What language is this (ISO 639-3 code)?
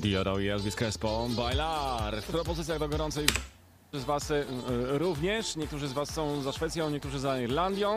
pol